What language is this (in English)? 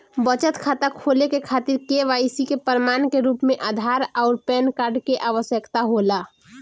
Bhojpuri